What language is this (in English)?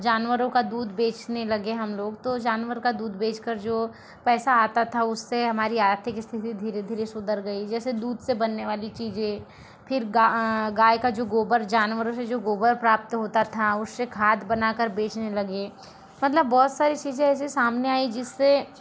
Hindi